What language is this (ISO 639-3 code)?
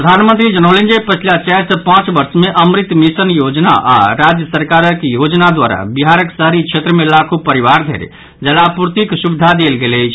mai